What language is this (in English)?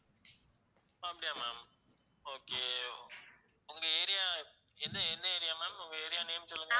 Tamil